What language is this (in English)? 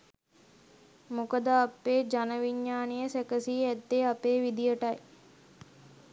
Sinhala